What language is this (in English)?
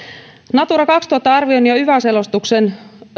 Finnish